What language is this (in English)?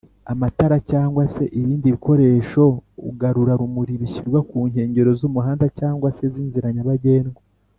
Kinyarwanda